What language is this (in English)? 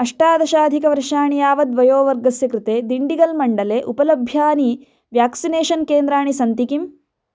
Sanskrit